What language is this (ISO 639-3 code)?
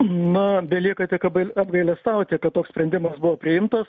lit